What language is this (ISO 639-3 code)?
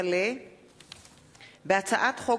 heb